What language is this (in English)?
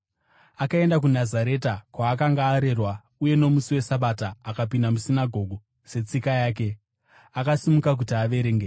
Shona